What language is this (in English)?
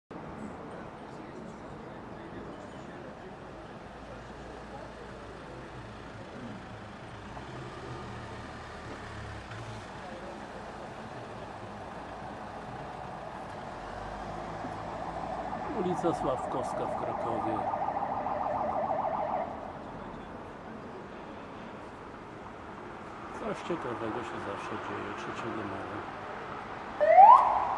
Polish